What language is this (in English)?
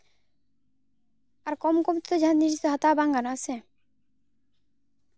Santali